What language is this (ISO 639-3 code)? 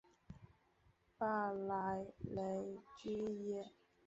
zho